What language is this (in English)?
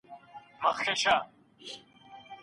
Pashto